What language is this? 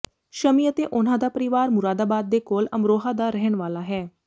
Punjabi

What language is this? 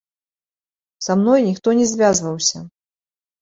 Belarusian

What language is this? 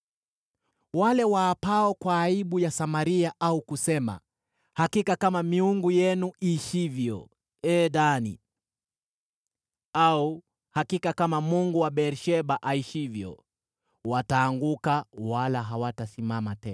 Swahili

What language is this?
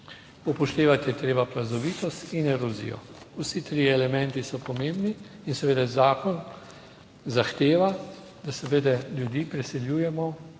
Slovenian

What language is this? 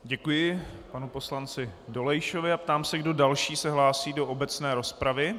Czech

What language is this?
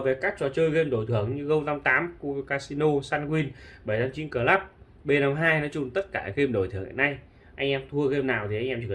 Vietnamese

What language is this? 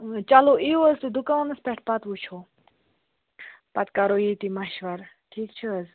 Kashmiri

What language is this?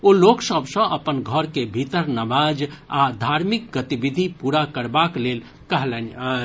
Maithili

